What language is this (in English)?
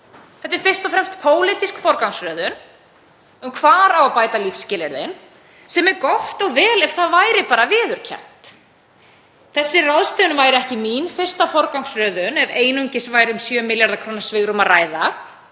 Icelandic